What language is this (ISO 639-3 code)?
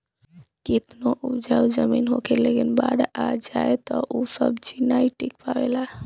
bho